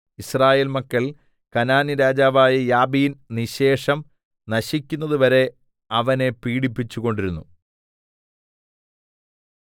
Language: Malayalam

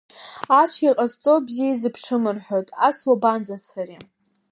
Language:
Abkhazian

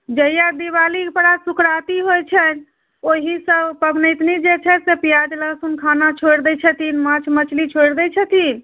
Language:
Maithili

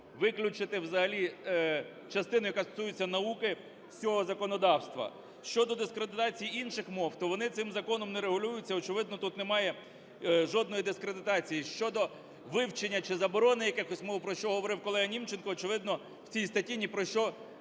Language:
Ukrainian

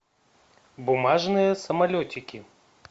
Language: Russian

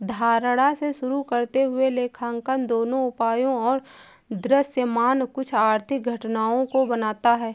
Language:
Hindi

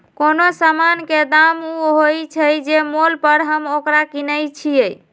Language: Magahi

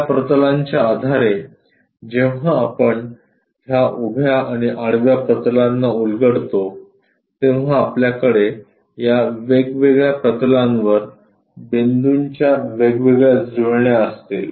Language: Marathi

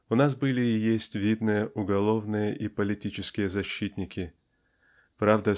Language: Russian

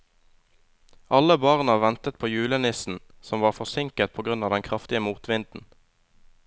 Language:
Norwegian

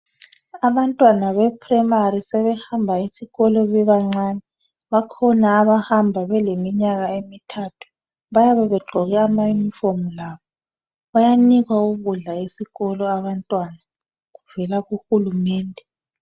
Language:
North Ndebele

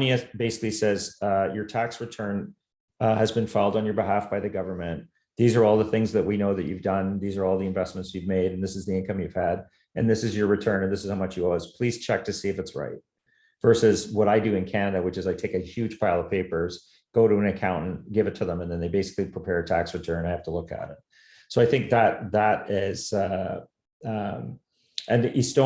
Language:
English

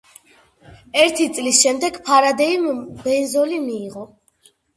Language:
Georgian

